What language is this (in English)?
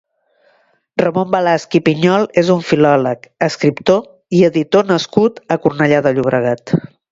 Catalan